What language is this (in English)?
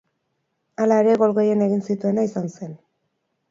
Basque